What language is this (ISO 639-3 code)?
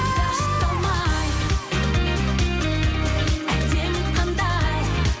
kaz